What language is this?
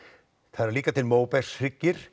Icelandic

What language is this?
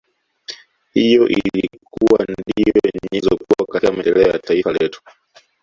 Swahili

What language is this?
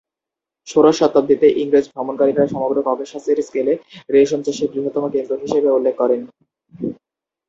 Bangla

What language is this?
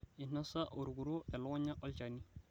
Masai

